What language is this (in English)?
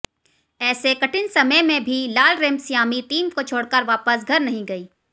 Hindi